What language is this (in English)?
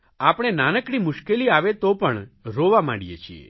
Gujarati